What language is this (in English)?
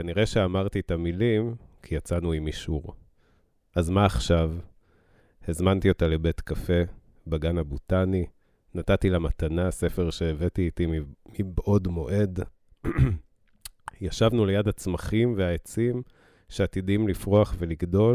Hebrew